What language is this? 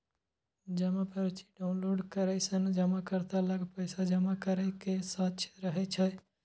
Maithili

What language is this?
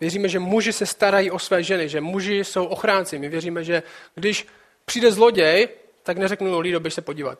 Czech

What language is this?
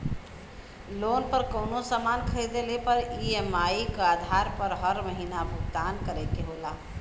Bhojpuri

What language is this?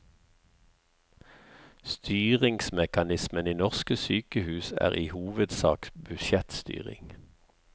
Norwegian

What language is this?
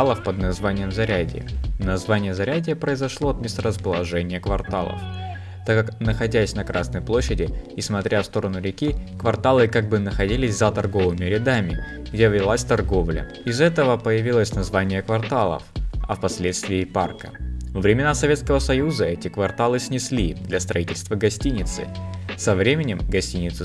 Russian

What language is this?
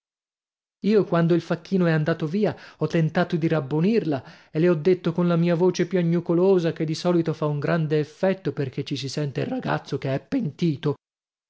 Italian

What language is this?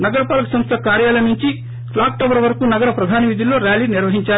Telugu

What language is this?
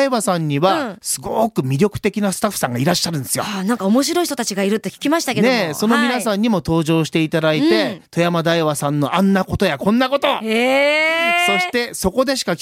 Japanese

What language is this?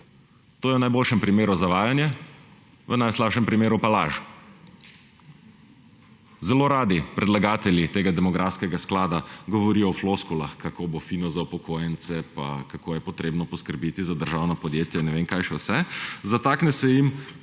Slovenian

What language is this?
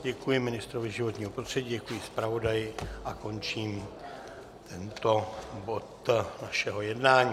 Czech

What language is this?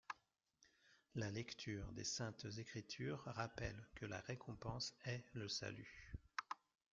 French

